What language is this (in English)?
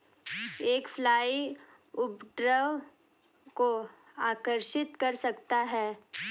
Hindi